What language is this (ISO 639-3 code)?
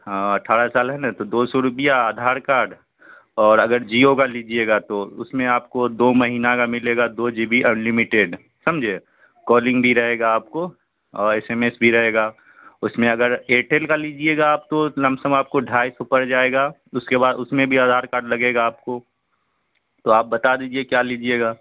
urd